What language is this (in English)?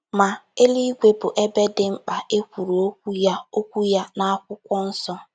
Igbo